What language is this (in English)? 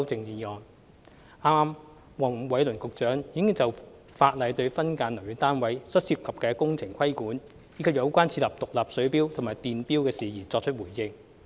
Cantonese